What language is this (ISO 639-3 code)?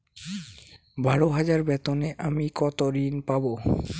ben